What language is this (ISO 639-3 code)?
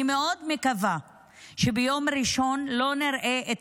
heb